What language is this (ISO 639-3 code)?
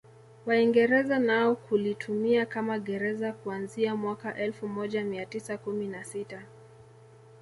swa